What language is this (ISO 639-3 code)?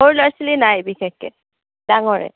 asm